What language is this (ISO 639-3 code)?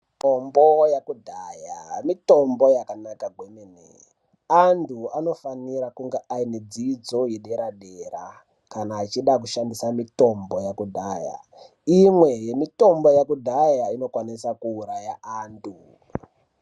ndc